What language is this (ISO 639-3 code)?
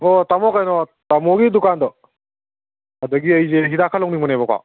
mni